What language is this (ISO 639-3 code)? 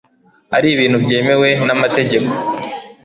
kin